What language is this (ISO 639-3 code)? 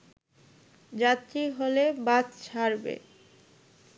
ben